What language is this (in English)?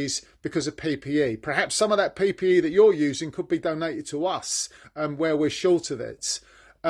English